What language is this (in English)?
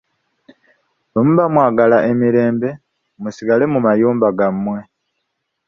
Ganda